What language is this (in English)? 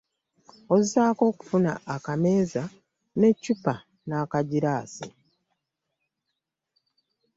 Ganda